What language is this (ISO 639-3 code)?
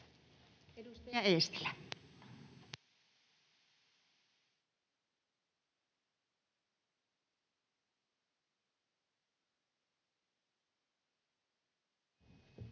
fin